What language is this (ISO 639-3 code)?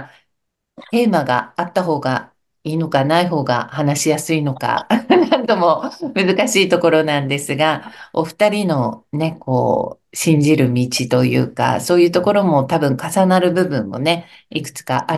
jpn